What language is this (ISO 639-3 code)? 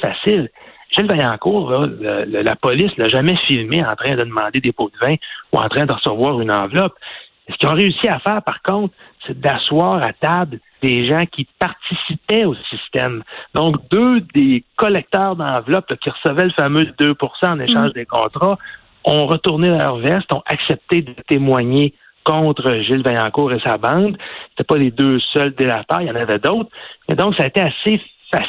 fra